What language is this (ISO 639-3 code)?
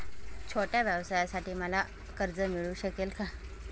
mar